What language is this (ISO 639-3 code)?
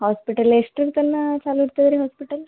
kan